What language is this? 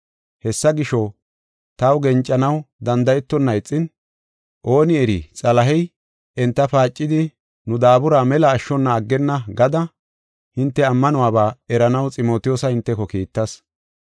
Gofa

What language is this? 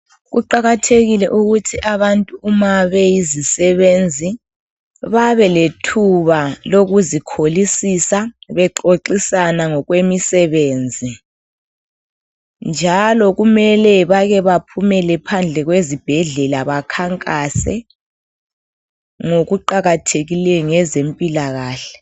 North Ndebele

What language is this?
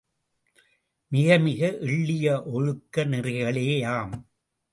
Tamil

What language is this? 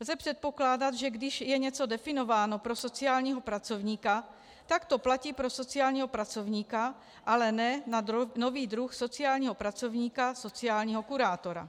Czech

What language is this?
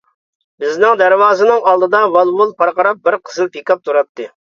Uyghur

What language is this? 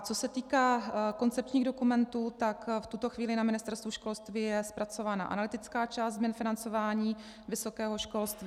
Czech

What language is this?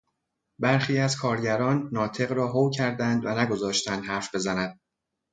Persian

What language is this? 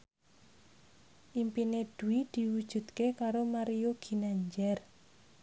Javanese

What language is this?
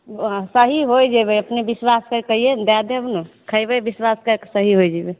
Maithili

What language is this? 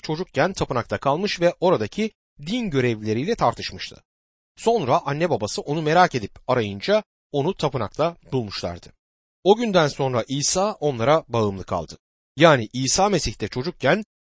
Turkish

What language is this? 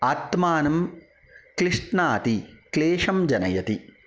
Sanskrit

